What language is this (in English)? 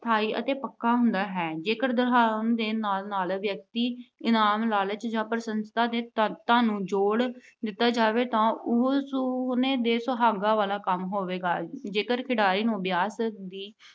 Punjabi